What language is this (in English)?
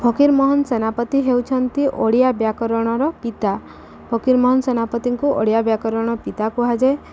Odia